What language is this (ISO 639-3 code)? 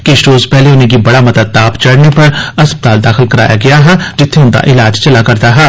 doi